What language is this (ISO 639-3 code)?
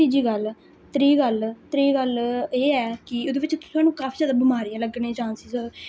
doi